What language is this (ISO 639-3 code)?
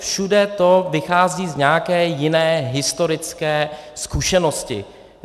ces